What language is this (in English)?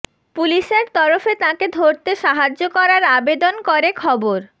Bangla